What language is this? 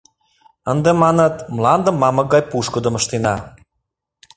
Mari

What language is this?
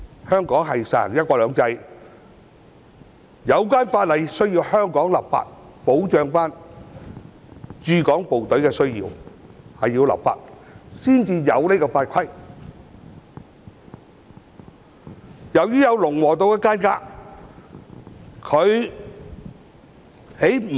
Cantonese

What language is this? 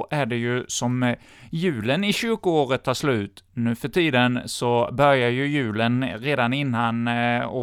Swedish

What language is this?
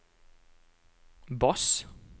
Norwegian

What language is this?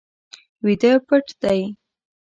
Pashto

